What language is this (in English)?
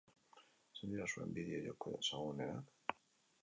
Basque